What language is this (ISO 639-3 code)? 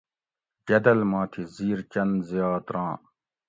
gwc